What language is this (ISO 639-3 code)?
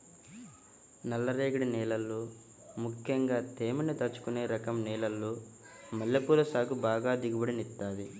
tel